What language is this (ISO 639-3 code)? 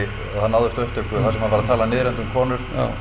isl